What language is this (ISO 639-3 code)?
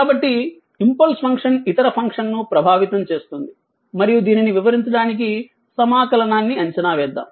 tel